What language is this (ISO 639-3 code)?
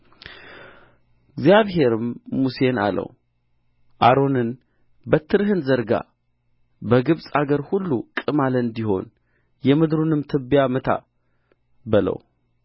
amh